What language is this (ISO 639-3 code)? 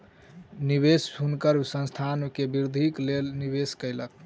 mai